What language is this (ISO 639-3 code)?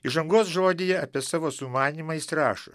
lit